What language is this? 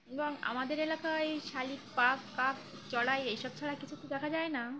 Bangla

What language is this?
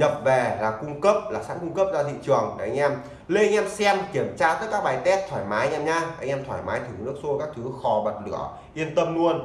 Vietnamese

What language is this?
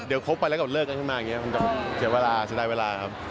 Thai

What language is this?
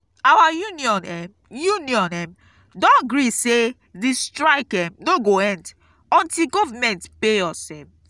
Nigerian Pidgin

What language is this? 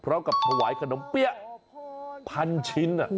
Thai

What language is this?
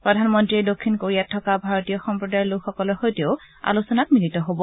Assamese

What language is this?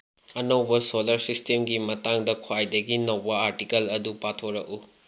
Manipuri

